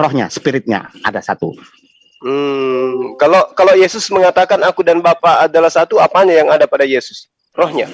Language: Indonesian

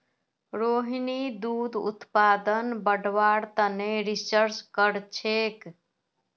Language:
Magahi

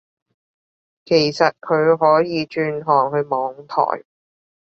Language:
Cantonese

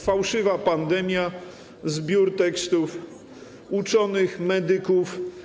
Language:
Polish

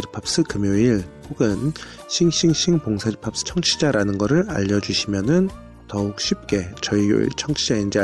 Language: Korean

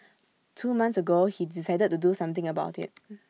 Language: English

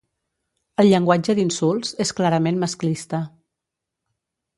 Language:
Catalan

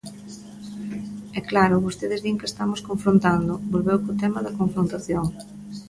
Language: Galician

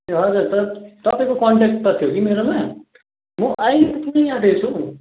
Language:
Nepali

